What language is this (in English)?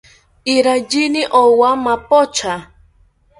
South Ucayali Ashéninka